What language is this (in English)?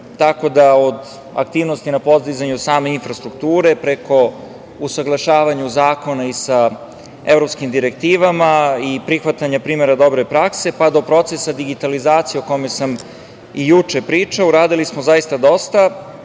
Serbian